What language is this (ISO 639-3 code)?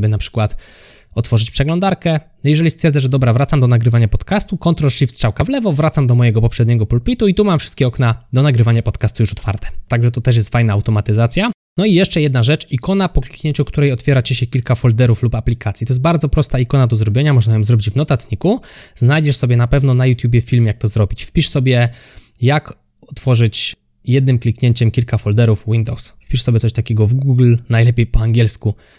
pol